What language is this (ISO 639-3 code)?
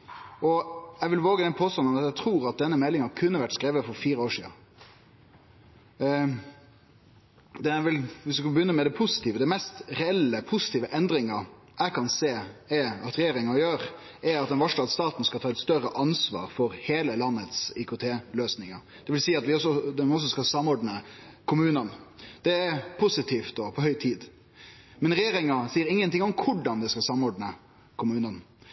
nno